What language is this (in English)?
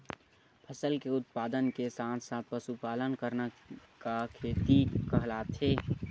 Chhattisgarhi